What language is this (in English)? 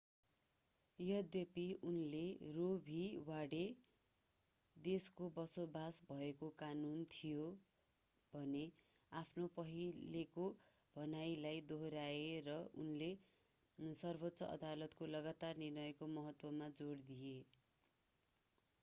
Nepali